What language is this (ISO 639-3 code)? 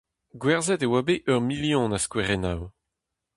bre